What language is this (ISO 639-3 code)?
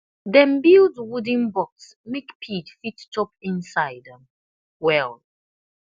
pcm